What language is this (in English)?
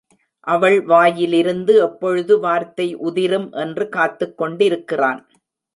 Tamil